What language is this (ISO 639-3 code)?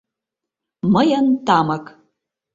chm